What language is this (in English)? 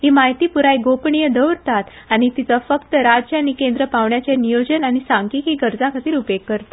Konkani